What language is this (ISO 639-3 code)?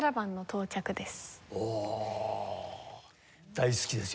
jpn